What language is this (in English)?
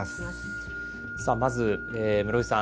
Japanese